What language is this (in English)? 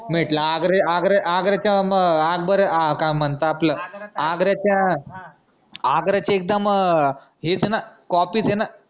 Marathi